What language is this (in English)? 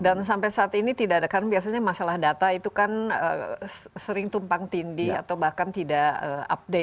Indonesian